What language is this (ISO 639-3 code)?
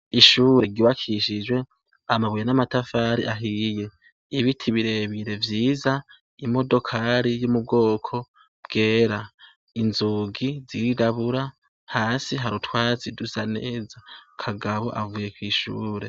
run